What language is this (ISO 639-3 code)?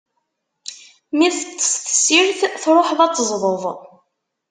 kab